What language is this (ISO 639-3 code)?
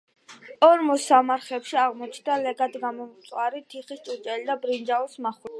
kat